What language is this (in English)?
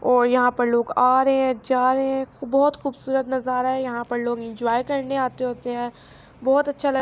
Urdu